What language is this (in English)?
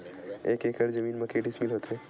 Chhattisgarhi